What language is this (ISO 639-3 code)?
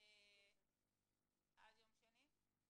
heb